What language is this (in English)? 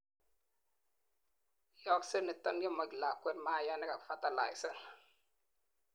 Kalenjin